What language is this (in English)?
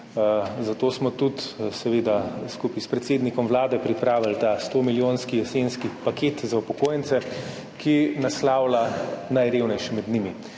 Slovenian